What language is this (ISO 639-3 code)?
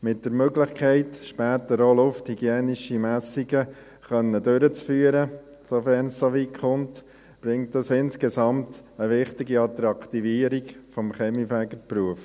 gsw